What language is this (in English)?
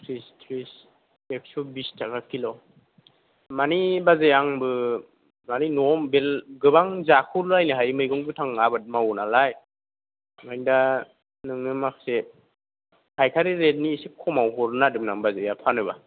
Bodo